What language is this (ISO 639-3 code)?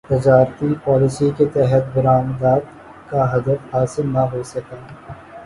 urd